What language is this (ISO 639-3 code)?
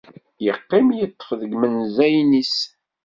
kab